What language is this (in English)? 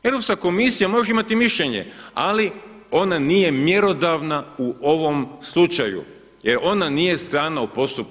Croatian